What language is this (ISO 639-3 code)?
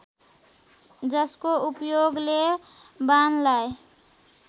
nep